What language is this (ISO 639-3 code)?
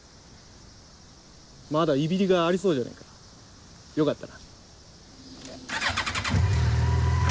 jpn